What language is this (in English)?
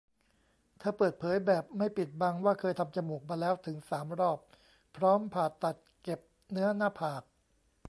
Thai